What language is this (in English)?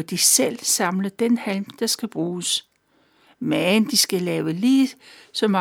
Danish